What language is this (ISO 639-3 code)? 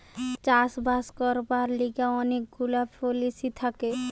ben